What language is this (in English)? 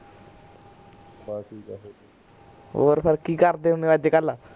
Punjabi